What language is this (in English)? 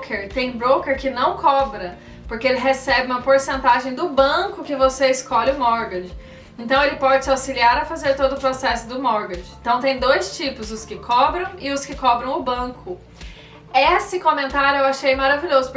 Portuguese